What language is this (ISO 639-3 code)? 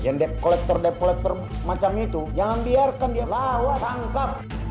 ind